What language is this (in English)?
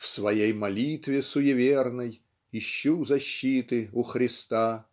Russian